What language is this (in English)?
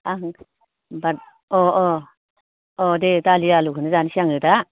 Bodo